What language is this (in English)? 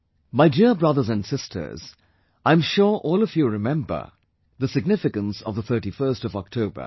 English